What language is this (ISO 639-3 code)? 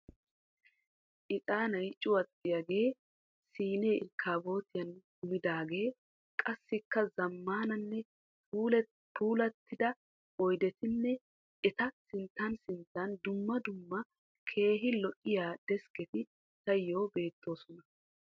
wal